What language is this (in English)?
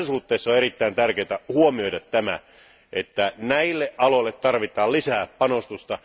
Finnish